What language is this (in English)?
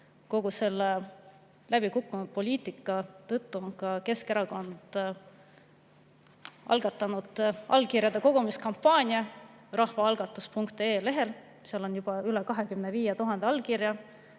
Estonian